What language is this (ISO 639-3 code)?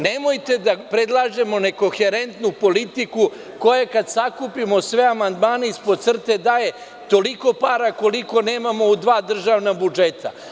srp